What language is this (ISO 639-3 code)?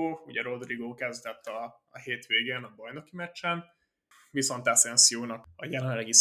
hun